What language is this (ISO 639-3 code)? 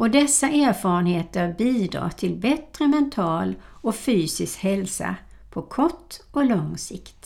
swe